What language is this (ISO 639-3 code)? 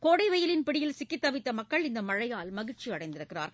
tam